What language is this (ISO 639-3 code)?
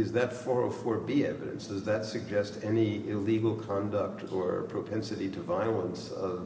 eng